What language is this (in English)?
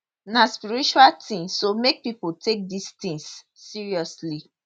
Nigerian Pidgin